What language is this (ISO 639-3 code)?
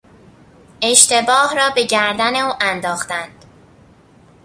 fas